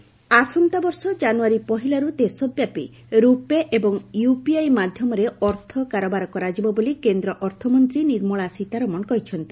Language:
Odia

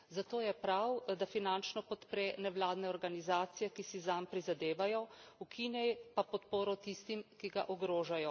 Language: Slovenian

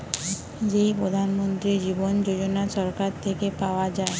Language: Bangla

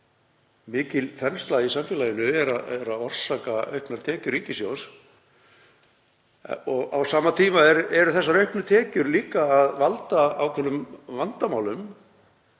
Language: Icelandic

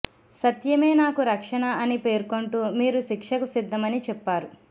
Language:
Telugu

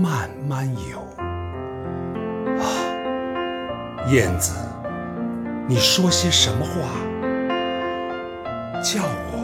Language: Chinese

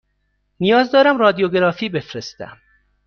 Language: Persian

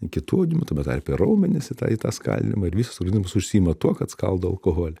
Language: Lithuanian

